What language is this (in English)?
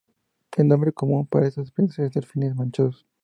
Spanish